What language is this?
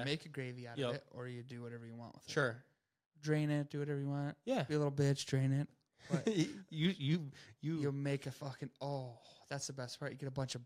English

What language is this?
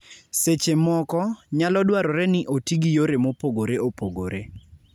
Luo (Kenya and Tanzania)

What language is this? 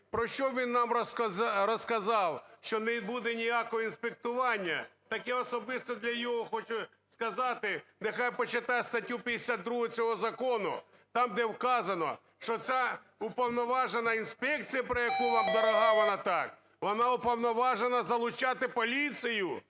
Ukrainian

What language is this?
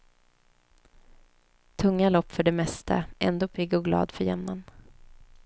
Swedish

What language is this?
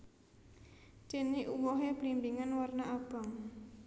Javanese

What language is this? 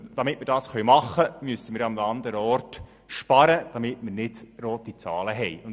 Swiss German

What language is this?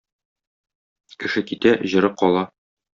Tatar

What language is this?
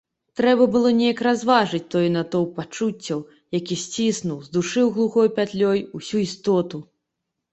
Belarusian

